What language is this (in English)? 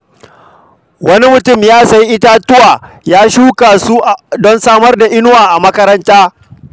Hausa